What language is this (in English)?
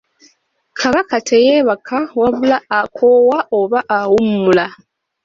Ganda